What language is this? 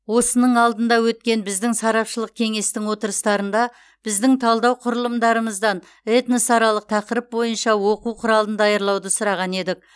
Kazakh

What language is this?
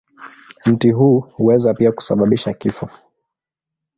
Swahili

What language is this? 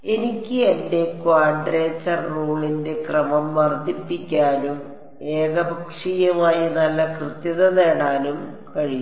Malayalam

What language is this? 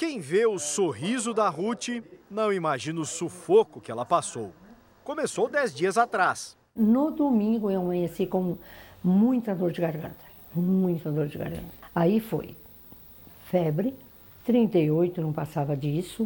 Portuguese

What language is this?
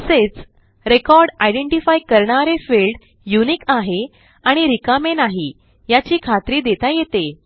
Marathi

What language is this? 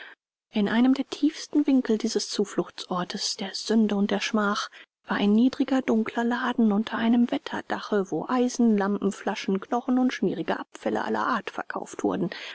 German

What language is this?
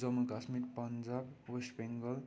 Nepali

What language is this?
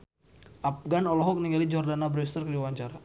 Sundanese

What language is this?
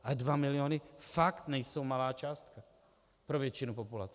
Czech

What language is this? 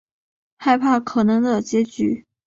Chinese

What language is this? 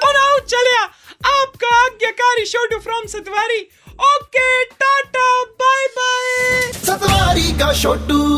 Hindi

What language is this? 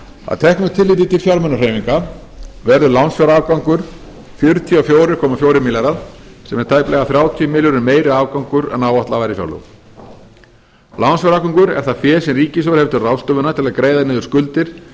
Icelandic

